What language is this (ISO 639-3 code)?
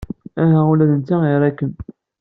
kab